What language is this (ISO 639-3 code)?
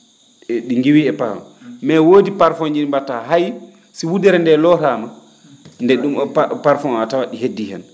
ful